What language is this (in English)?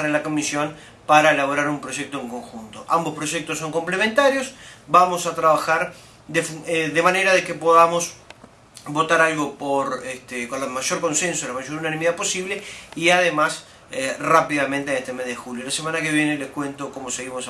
Spanish